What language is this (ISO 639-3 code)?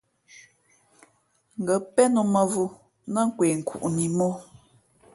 fmp